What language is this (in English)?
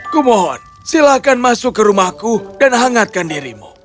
Indonesian